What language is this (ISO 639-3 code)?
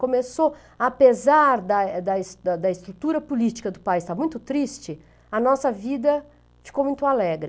por